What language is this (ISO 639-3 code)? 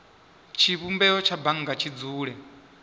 ven